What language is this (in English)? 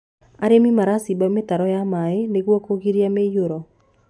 Kikuyu